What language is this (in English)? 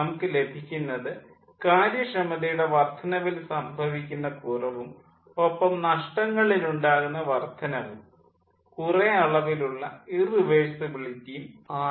Malayalam